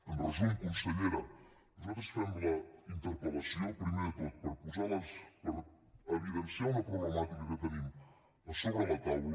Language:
Catalan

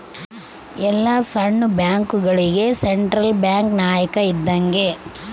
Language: Kannada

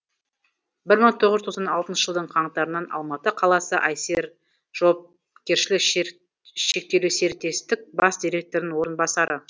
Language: Kazakh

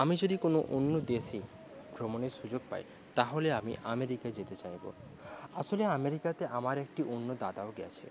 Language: Bangla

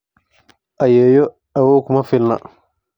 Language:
Somali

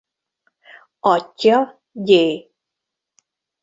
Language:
Hungarian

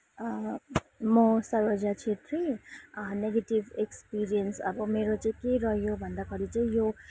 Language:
Nepali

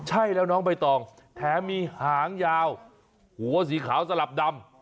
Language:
Thai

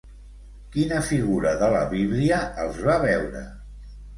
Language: Catalan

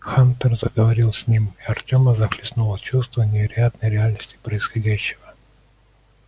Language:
Russian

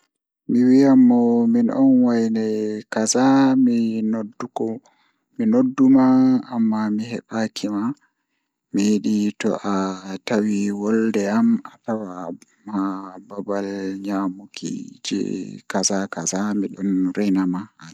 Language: Fula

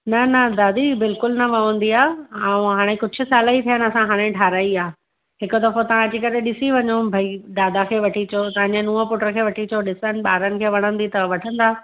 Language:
Sindhi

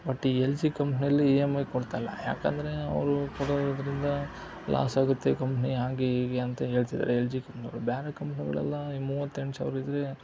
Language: Kannada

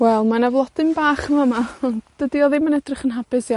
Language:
Welsh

